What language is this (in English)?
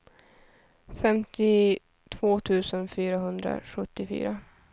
Swedish